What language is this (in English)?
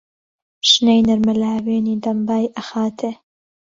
Central Kurdish